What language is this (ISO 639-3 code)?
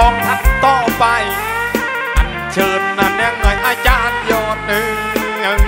tha